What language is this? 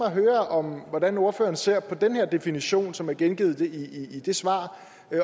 Danish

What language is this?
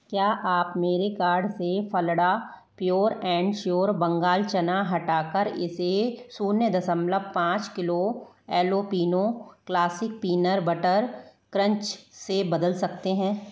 Hindi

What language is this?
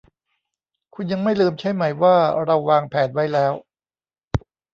Thai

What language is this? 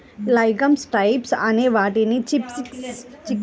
Telugu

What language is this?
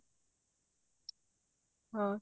Punjabi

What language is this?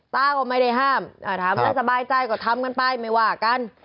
Thai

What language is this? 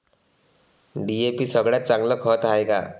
Marathi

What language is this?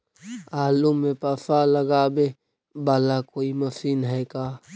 Magahi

